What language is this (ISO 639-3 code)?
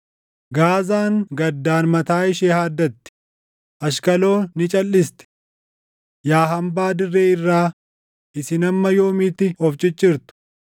orm